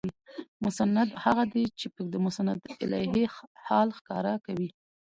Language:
Pashto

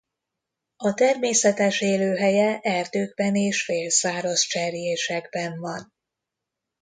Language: Hungarian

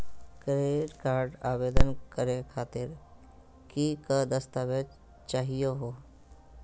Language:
Magahi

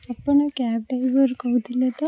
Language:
Odia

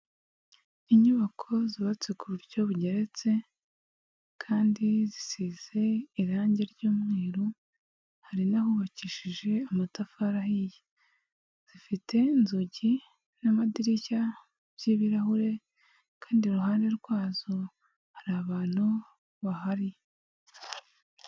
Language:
Kinyarwanda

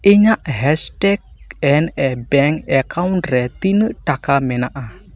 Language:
Santali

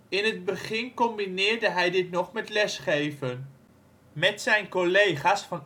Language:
Dutch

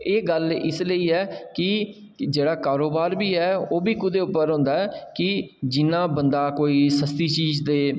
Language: Dogri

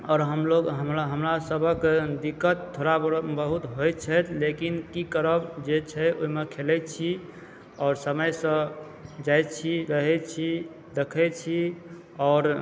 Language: Maithili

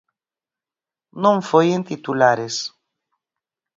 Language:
Galician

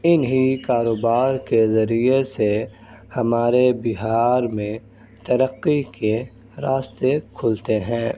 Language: Urdu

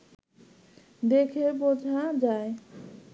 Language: Bangla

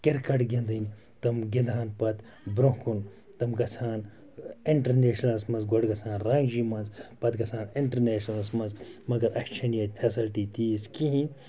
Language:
Kashmiri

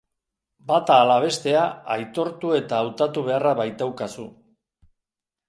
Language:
Basque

